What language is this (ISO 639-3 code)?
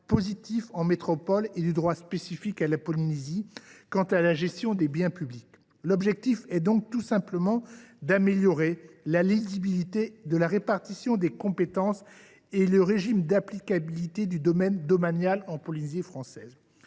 fra